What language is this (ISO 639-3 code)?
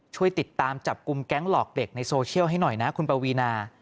tha